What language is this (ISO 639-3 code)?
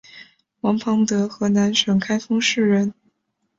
zho